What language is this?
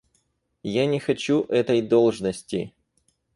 Russian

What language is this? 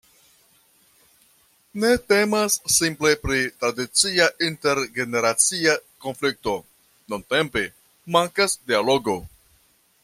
Esperanto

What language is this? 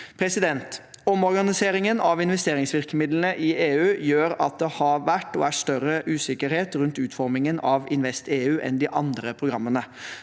Norwegian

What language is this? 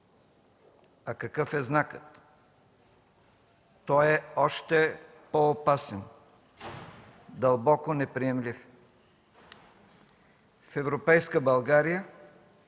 Bulgarian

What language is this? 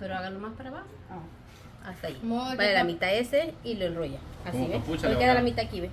Spanish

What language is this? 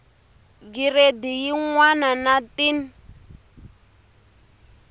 Tsonga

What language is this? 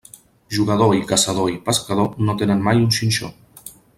Catalan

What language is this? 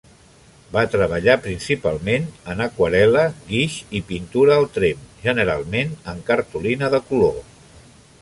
Catalan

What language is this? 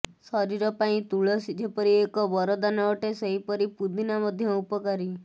Odia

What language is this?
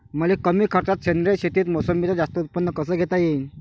Marathi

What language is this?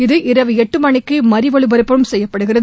Tamil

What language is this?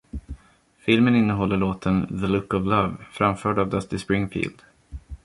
Swedish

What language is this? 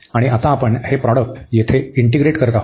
Marathi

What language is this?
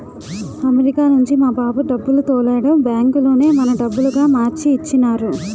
Telugu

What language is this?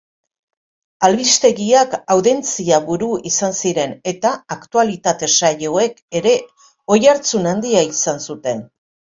Basque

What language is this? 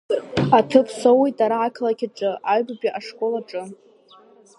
Abkhazian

